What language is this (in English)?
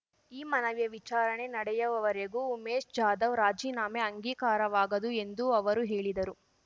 Kannada